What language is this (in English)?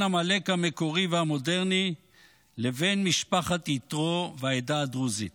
Hebrew